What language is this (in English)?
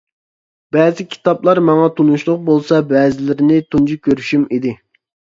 Uyghur